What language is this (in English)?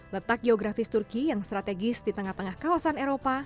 Indonesian